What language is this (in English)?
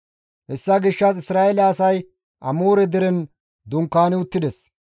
Gamo